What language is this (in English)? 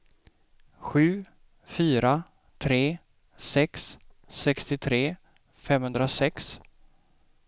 Swedish